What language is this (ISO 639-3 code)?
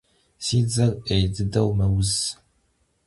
kbd